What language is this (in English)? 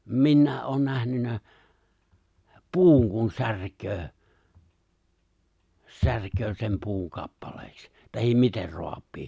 Finnish